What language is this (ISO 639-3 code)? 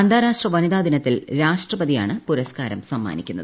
mal